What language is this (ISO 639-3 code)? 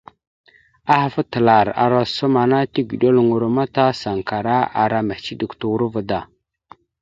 mxu